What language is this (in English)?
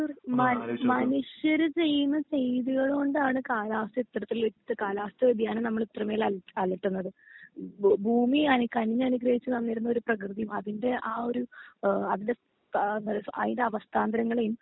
Malayalam